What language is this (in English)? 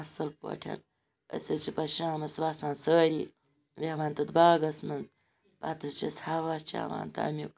Kashmiri